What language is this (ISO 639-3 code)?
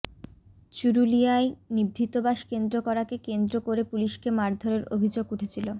ben